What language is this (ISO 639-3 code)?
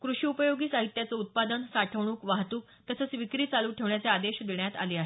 mar